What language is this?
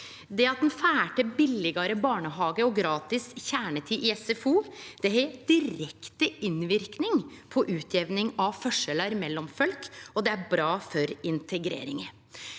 Norwegian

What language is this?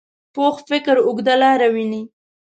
Pashto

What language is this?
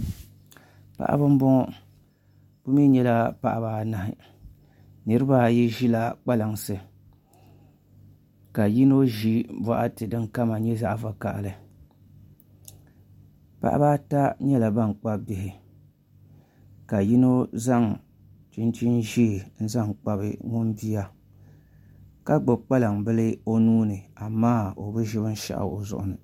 Dagbani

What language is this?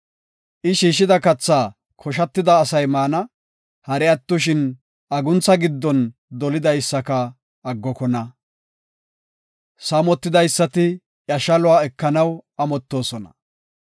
Gofa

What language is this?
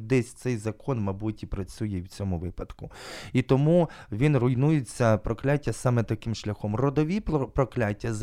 Ukrainian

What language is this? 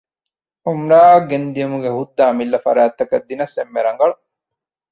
Divehi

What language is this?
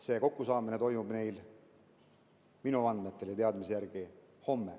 Estonian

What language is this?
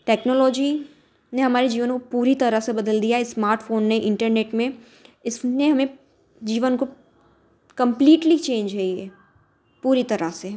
Hindi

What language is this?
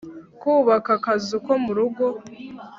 Kinyarwanda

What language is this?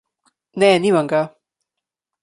Slovenian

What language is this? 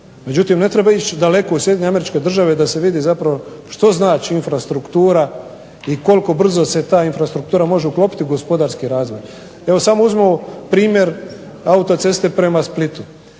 Croatian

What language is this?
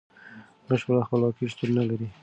Pashto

